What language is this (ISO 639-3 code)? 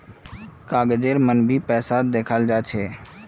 mag